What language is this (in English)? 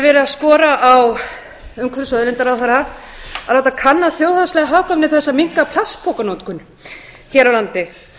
Icelandic